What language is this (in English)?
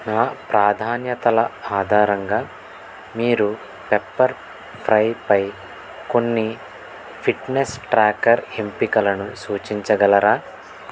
Telugu